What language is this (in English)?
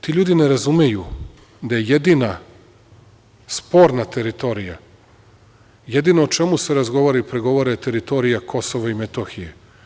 Serbian